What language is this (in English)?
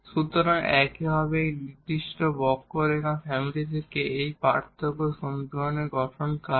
Bangla